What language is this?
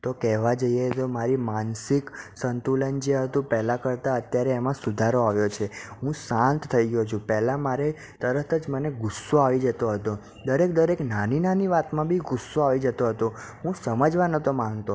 Gujarati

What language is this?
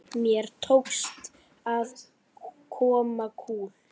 Icelandic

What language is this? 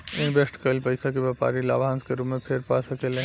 Bhojpuri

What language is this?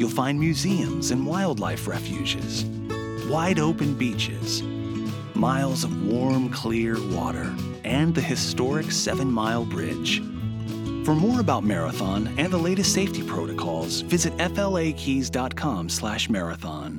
Romanian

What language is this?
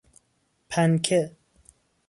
Persian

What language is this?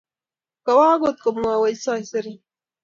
Kalenjin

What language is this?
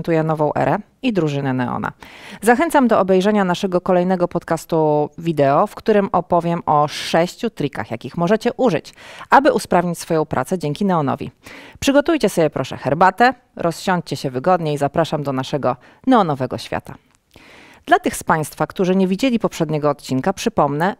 Polish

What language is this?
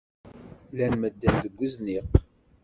Kabyle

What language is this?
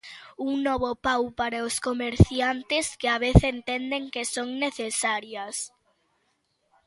Galician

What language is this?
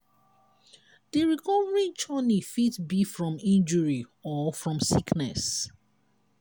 Nigerian Pidgin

